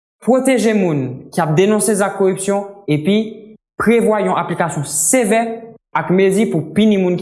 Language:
Haitian Creole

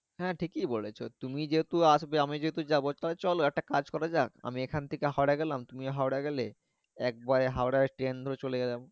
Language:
Bangla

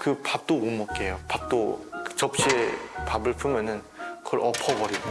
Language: Korean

